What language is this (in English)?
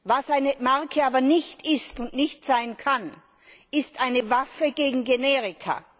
German